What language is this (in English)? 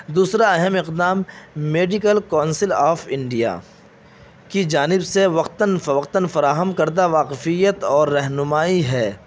Urdu